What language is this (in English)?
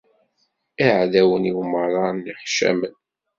Kabyle